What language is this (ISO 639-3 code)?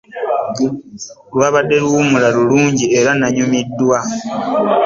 lug